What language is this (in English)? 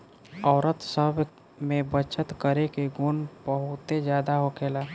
Bhojpuri